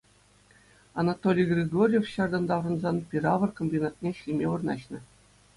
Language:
Chuvash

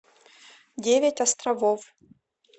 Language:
Russian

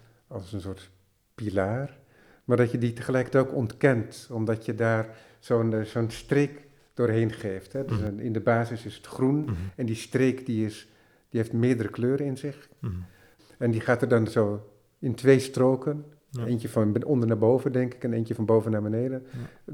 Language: Dutch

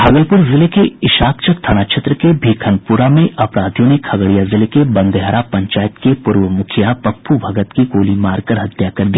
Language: Hindi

